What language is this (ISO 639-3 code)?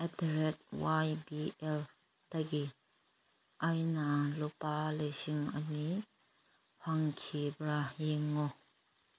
mni